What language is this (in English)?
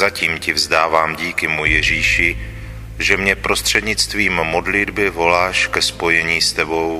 Czech